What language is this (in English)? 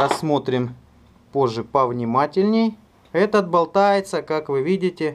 Russian